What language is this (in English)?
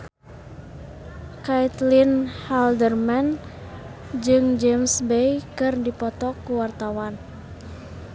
Sundanese